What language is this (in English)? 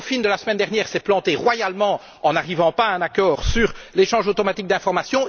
French